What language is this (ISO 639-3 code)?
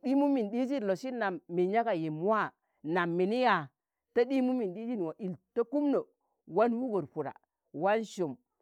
tan